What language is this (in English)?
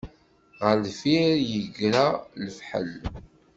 Kabyle